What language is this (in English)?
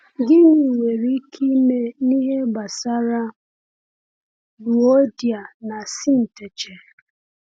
Igbo